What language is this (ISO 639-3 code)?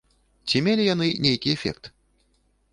bel